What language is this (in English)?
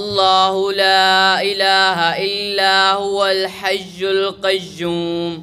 Arabic